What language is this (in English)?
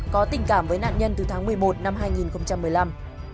Vietnamese